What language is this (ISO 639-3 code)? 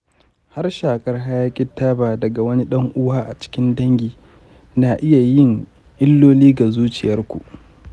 hau